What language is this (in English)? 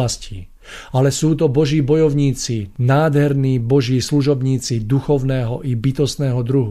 Slovak